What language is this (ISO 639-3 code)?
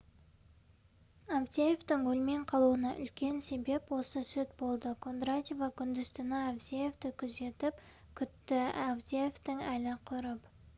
kaz